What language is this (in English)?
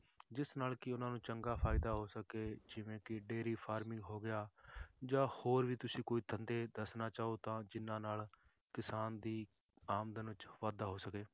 Punjabi